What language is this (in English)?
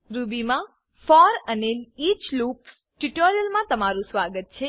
Gujarati